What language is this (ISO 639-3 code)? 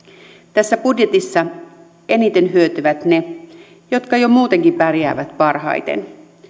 fin